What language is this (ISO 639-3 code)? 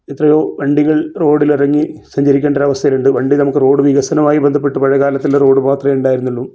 mal